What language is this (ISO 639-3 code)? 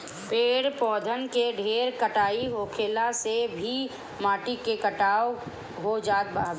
bho